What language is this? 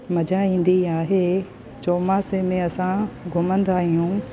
Sindhi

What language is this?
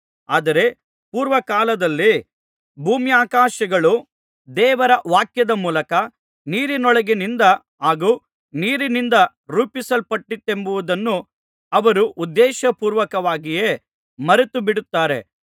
Kannada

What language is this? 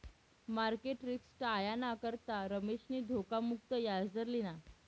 Marathi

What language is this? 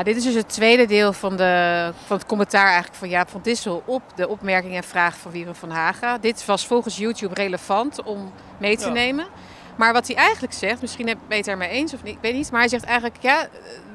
Dutch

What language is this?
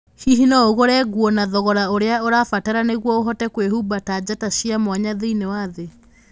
Kikuyu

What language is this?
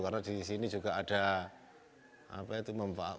Indonesian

